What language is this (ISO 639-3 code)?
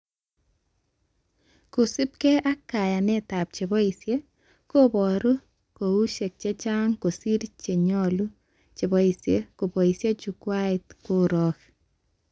kln